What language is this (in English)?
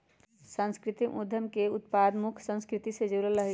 Magahi